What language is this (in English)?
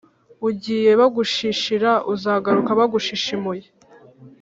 Kinyarwanda